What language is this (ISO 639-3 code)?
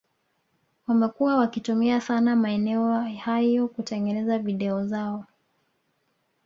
swa